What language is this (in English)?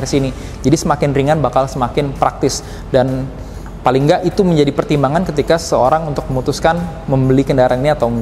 Indonesian